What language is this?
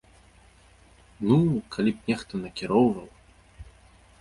Belarusian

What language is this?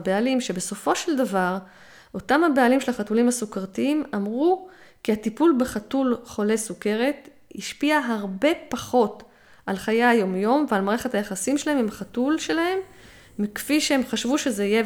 Hebrew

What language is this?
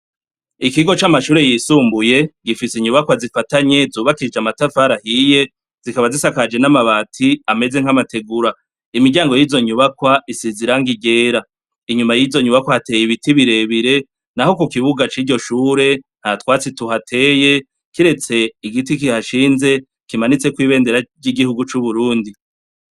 Rundi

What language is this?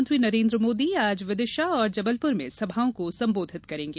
Hindi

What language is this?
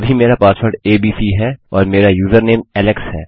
Hindi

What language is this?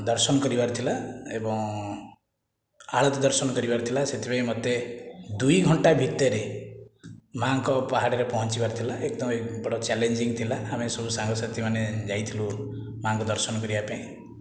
Odia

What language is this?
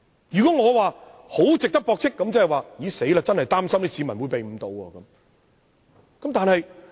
Cantonese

